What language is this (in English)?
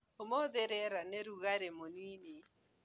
Kikuyu